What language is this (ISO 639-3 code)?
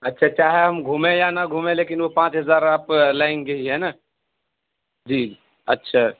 urd